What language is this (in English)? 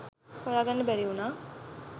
Sinhala